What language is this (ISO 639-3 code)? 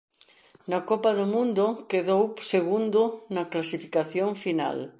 glg